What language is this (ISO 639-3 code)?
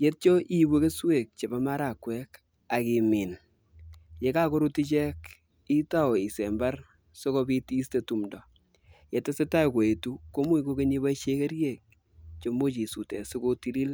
kln